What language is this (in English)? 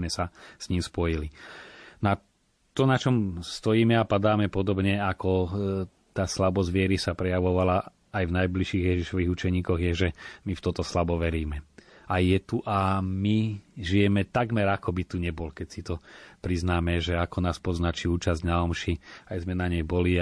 Slovak